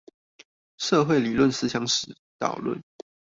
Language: Chinese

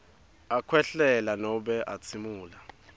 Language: Swati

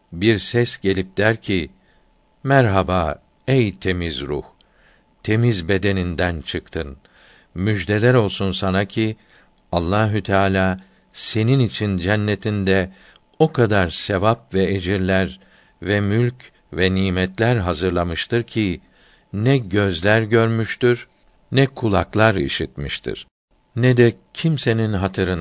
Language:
Turkish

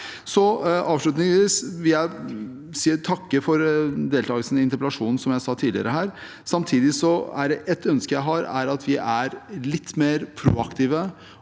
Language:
Norwegian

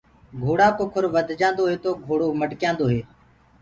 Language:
Gurgula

